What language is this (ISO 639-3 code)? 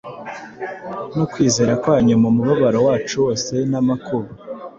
kin